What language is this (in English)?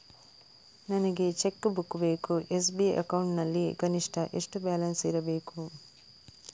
Kannada